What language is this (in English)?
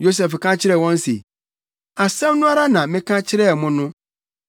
Akan